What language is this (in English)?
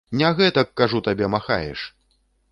Belarusian